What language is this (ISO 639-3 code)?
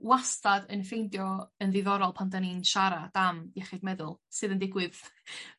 cym